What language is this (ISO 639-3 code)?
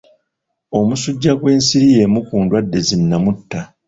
lug